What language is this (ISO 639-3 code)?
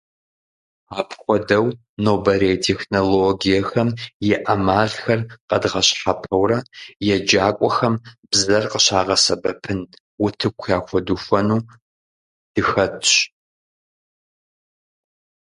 kbd